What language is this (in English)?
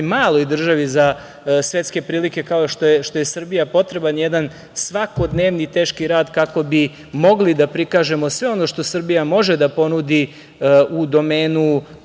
Serbian